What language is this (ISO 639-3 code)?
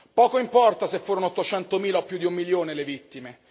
ita